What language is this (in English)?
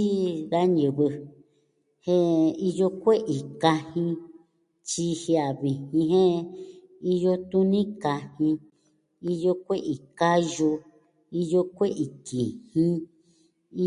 Southwestern Tlaxiaco Mixtec